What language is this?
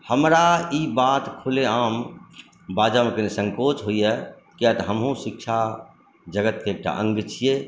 Maithili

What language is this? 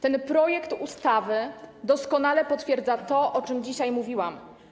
Polish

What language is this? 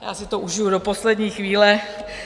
Czech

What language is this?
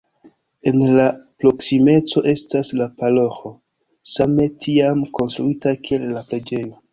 Esperanto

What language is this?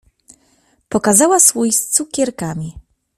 Polish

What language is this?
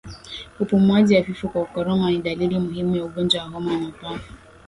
Swahili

